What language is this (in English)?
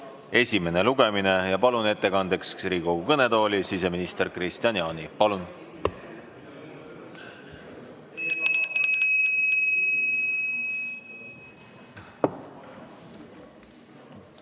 Estonian